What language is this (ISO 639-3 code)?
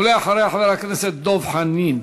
heb